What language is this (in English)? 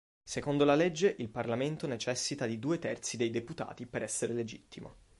Italian